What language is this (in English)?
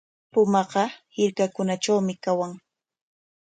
Corongo Ancash Quechua